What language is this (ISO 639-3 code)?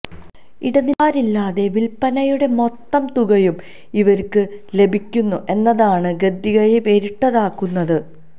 mal